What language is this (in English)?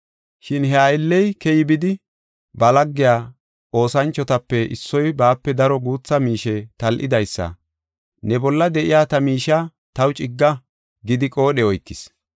Gofa